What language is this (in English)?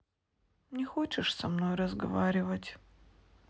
Russian